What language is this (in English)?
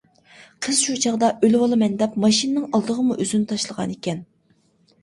Uyghur